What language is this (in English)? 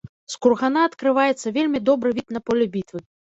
Belarusian